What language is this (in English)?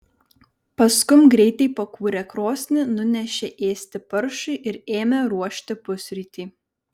Lithuanian